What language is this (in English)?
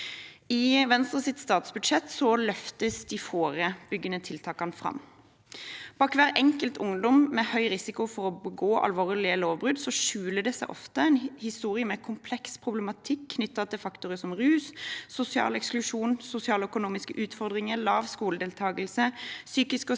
Norwegian